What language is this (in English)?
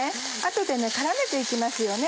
Japanese